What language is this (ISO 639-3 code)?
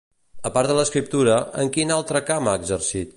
cat